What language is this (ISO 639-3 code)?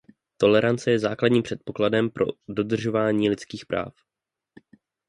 ces